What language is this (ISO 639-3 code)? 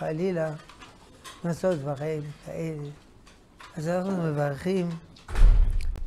heb